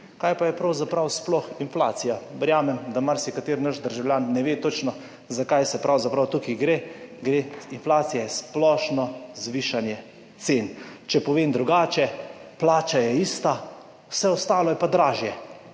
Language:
Slovenian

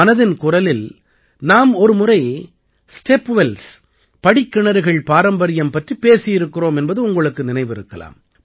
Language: Tamil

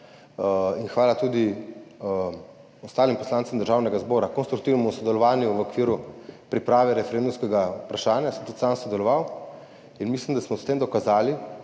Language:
Slovenian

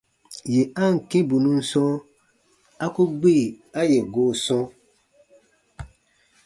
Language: Baatonum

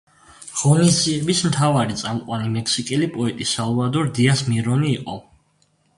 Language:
Georgian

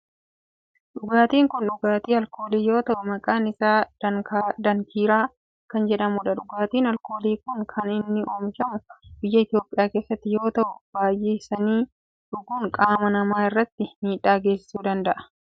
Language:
Oromo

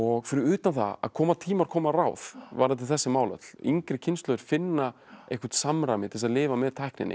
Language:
Icelandic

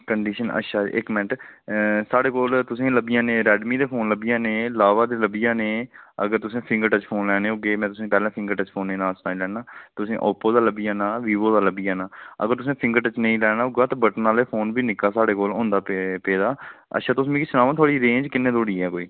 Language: Dogri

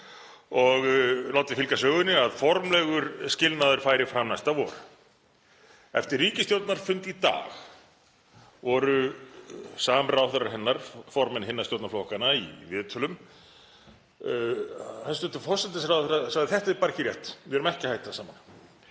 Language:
Icelandic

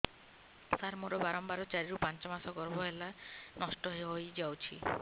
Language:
Odia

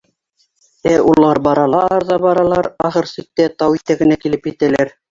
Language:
Bashkir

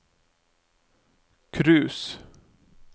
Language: Norwegian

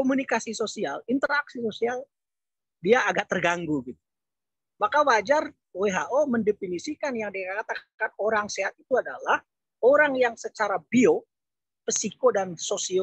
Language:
Indonesian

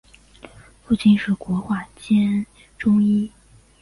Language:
Chinese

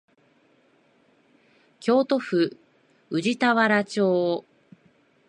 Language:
Japanese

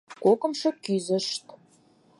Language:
Mari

